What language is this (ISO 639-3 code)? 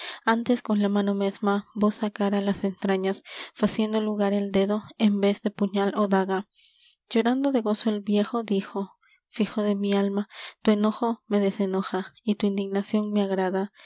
spa